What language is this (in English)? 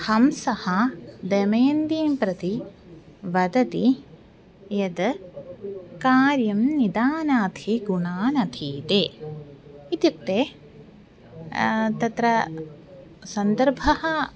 Sanskrit